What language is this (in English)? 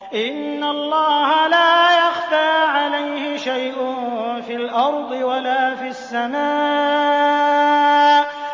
Arabic